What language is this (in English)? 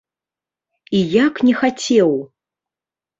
Belarusian